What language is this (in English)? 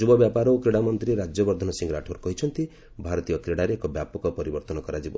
Odia